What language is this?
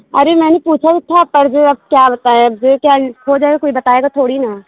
Urdu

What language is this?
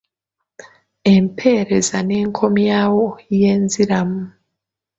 Ganda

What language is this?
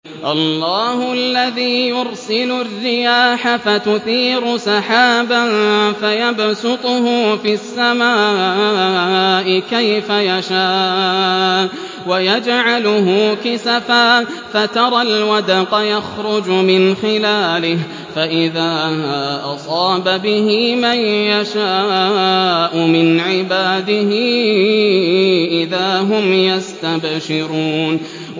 Arabic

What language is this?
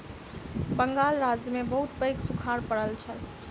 Maithili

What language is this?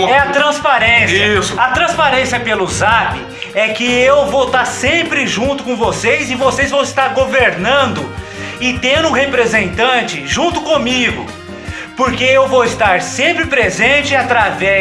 Portuguese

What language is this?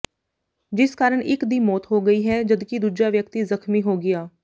Punjabi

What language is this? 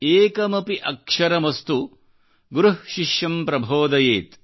Kannada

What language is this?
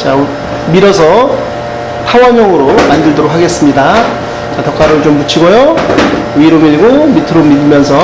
Korean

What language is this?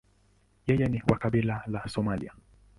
Swahili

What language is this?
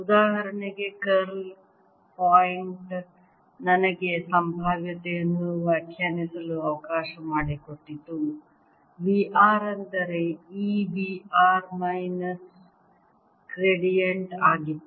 Kannada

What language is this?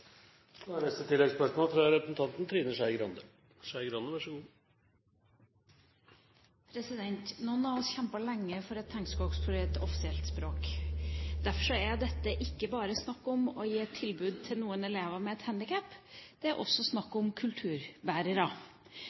Norwegian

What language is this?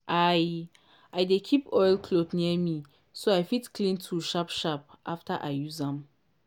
Nigerian Pidgin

